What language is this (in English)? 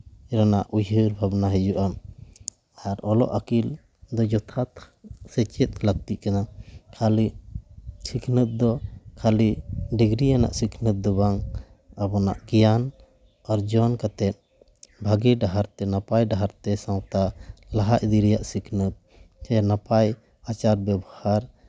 Santali